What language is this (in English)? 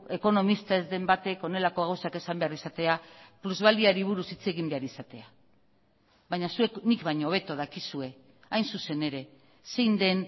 Basque